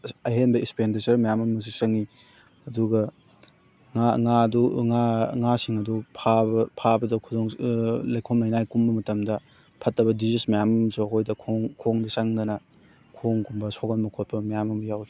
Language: Manipuri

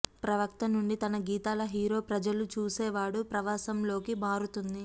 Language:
Telugu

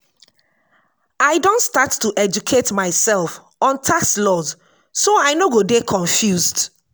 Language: Nigerian Pidgin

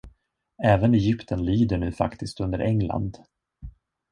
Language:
Swedish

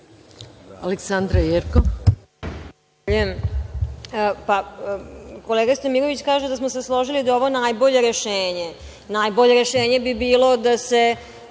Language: Serbian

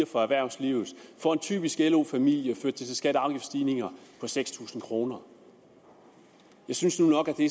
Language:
Danish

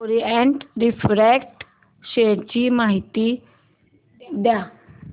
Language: Marathi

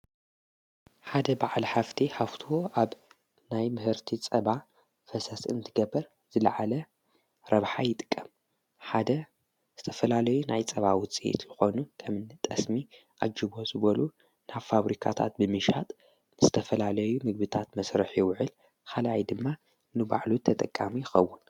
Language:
Tigrinya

